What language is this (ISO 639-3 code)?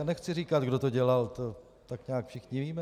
ces